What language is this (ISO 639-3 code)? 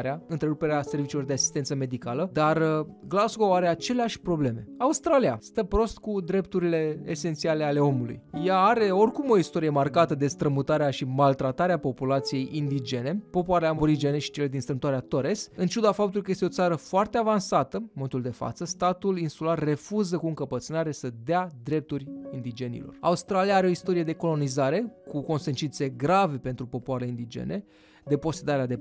ron